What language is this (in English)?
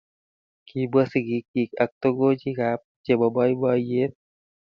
Kalenjin